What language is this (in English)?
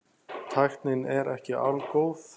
Icelandic